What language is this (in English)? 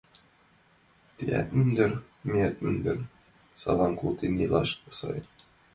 Mari